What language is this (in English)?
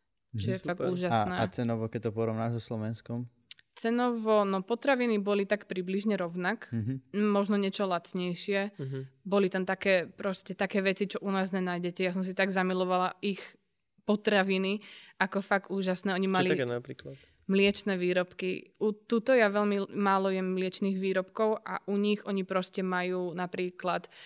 Slovak